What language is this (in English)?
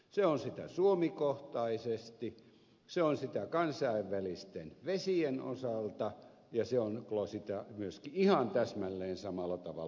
Finnish